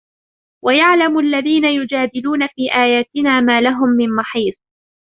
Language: Arabic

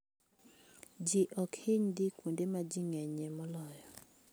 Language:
Luo (Kenya and Tanzania)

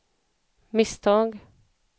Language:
Swedish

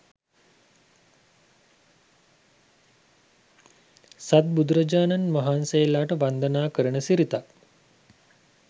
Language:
Sinhala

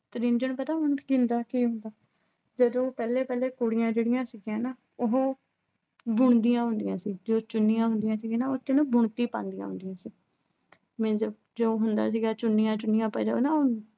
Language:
Punjabi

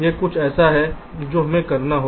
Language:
Hindi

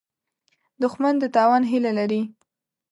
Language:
Pashto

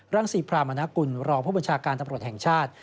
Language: Thai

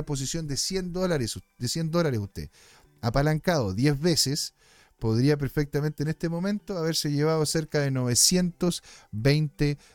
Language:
Spanish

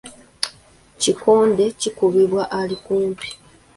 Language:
Ganda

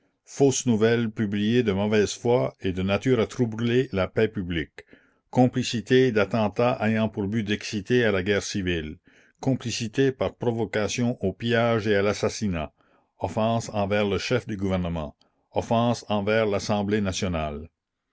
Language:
French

